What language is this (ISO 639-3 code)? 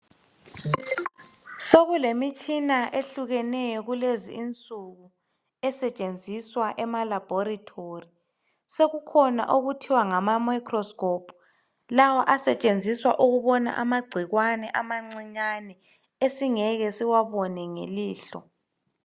nde